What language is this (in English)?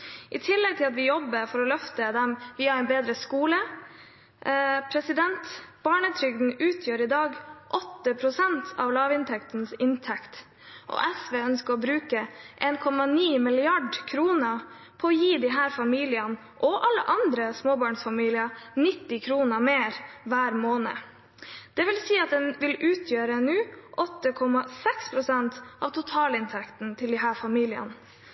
Norwegian Bokmål